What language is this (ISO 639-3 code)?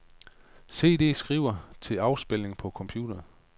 dan